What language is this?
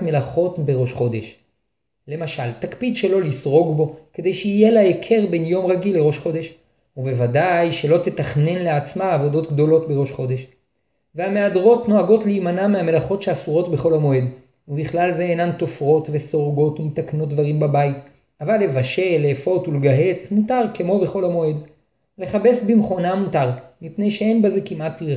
Hebrew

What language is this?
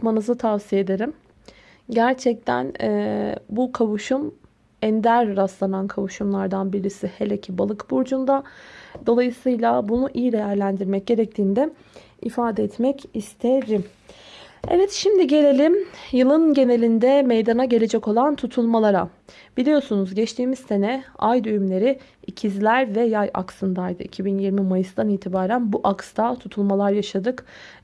Turkish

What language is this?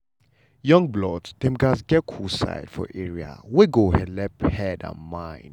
Nigerian Pidgin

